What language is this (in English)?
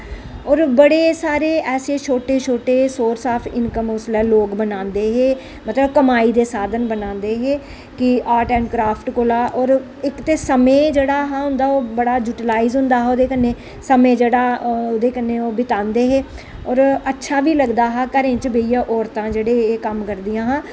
Dogri